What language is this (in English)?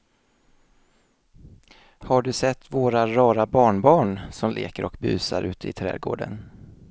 Swedish